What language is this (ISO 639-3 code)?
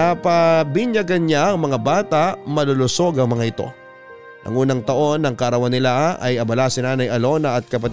fil